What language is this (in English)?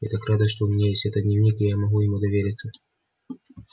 Russian